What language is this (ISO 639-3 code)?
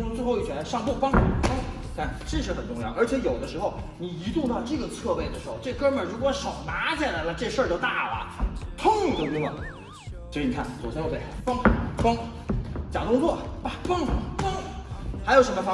zho